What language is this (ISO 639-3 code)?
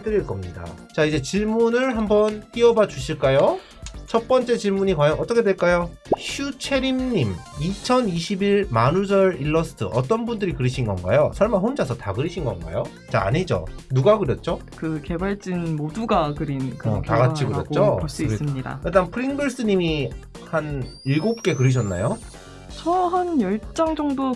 kor